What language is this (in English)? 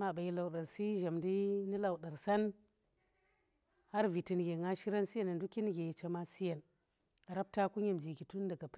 Tera